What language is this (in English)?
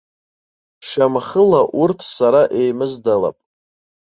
Abkhazian